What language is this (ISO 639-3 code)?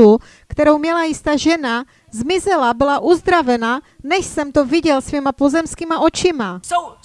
ces